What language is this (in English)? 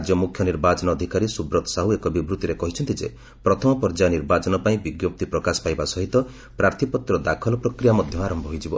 Odia